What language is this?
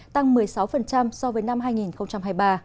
Vietnamese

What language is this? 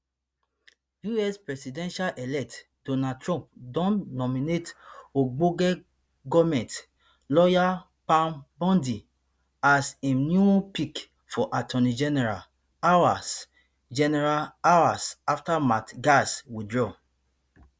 Nigerian Pidgin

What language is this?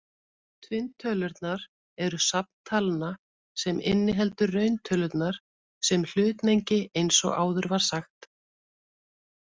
Icelandic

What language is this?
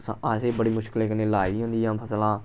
Dogri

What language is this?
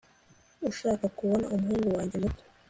Kinyarwanda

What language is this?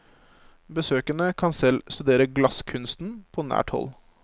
Norwegian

